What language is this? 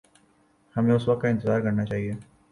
Urdu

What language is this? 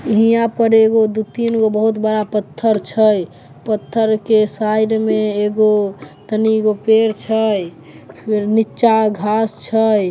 Maithili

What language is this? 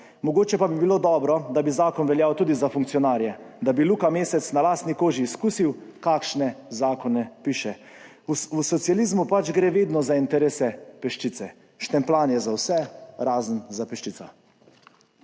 Slovenian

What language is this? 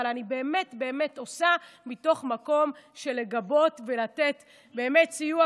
Hebrew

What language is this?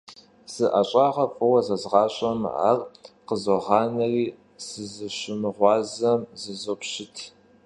Kabardian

